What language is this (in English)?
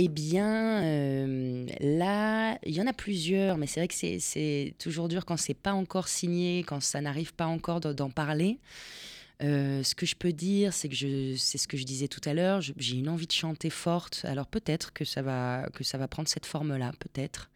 French